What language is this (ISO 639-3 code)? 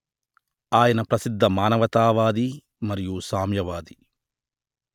tel